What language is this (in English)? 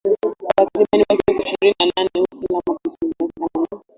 Swahili